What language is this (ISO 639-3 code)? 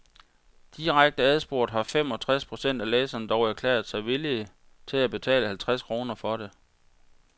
dan